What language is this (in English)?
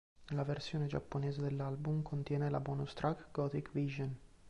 Italian